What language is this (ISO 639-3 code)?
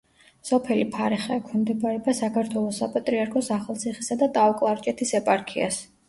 kat